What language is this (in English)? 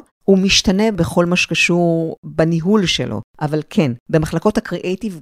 Hebrew